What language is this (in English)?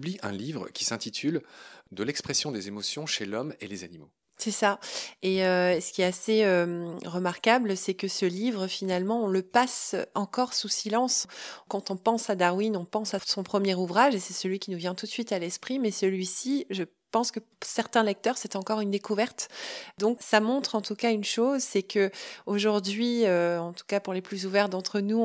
French